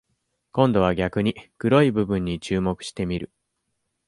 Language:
Japanese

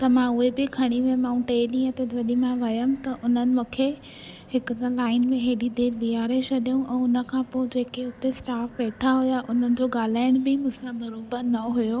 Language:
Sindhi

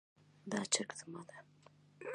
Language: Pashto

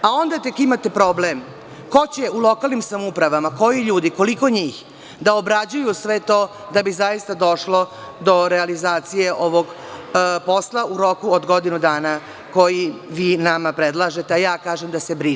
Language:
Serbian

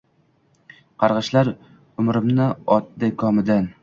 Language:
Uzbek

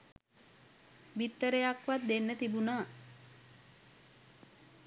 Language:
Sinhala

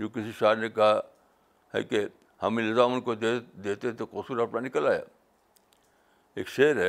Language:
Urdu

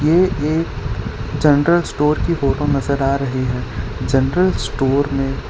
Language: Hindi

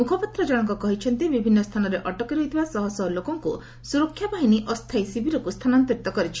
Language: Odia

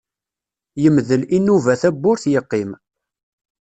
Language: Kabyle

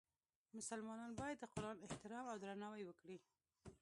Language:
Pashto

